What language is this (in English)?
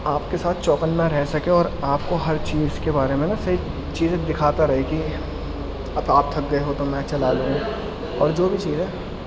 Urdu